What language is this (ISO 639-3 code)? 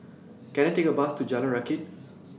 eng